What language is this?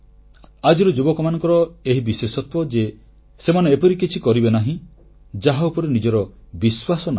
Odia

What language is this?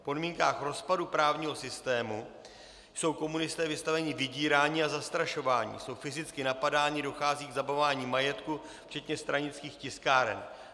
Czech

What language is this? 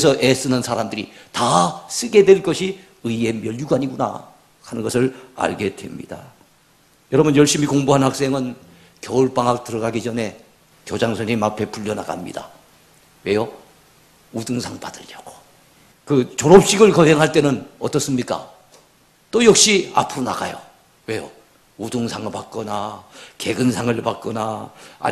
Korean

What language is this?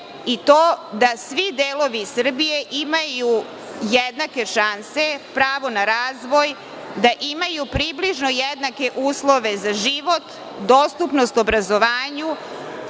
Serbian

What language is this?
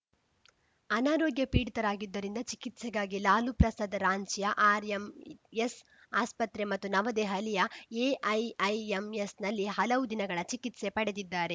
Kannada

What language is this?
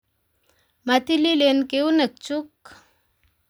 Kalenjin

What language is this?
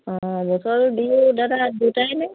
Assamese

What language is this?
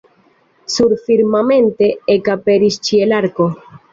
Esperanto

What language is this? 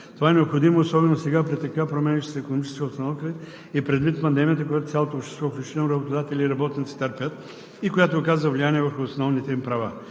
Bulgarian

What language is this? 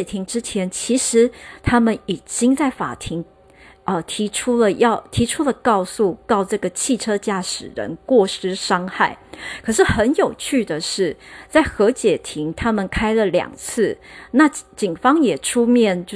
Chinese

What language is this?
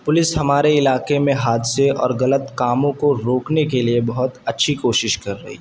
Urdu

